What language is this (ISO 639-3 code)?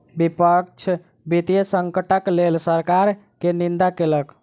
mai